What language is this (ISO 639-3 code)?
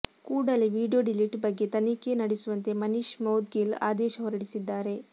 kan